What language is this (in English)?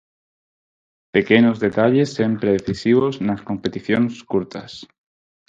Galician